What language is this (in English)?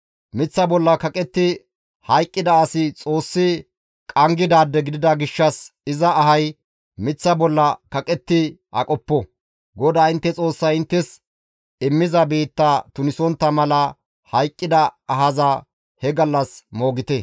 Gamo